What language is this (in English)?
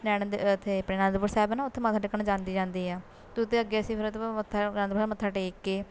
Punjabi